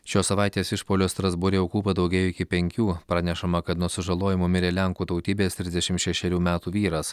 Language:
Lithuanian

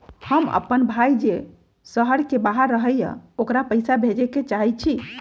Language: Magahi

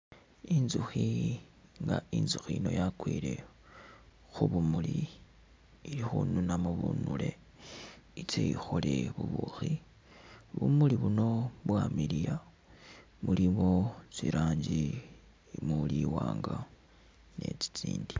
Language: Masaaba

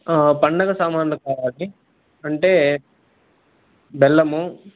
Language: Telugu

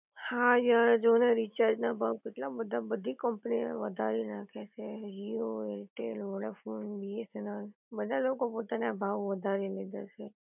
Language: Gujarati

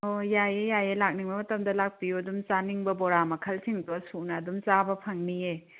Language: Manipuri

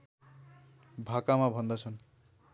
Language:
Nepali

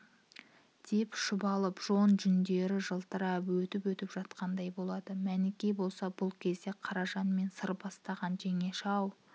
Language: Kazakh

